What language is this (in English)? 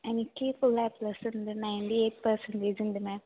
Malayalam